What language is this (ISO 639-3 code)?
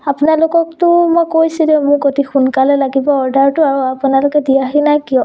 asm